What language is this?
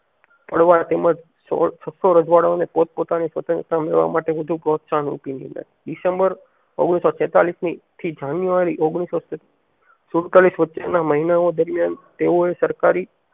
Gujarati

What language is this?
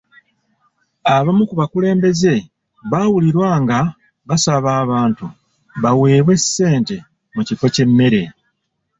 Ganda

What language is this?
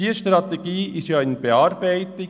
Swiss German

